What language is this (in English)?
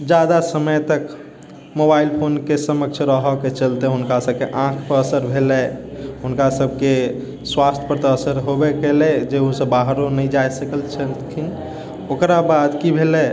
Maithili